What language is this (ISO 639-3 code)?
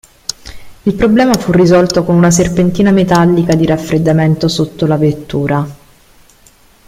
ita